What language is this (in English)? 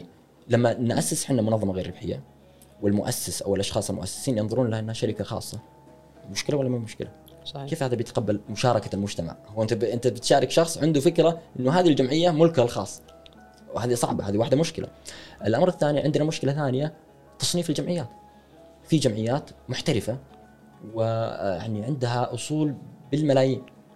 Arabic